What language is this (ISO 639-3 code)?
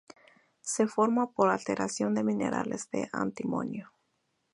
spa